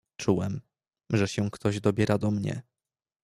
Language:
Polish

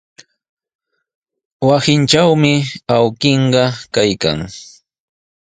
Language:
Sihuas Ancash Quechua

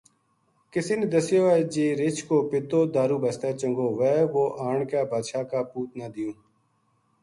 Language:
Gujari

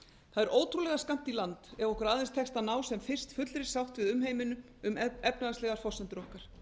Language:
Icelandic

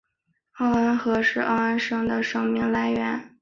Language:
Chinese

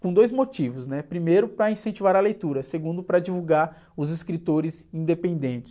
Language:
Portuguese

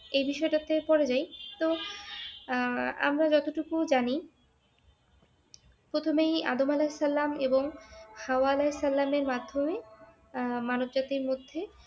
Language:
Bangla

